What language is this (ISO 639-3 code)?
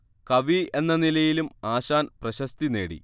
mal